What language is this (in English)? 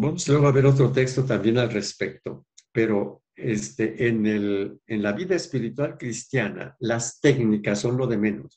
Spanish